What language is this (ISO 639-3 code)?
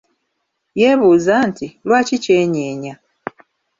lug